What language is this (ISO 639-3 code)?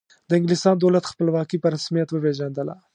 pus